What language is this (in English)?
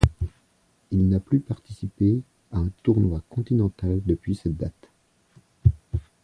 French